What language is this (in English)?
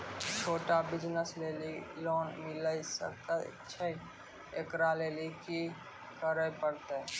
Maithili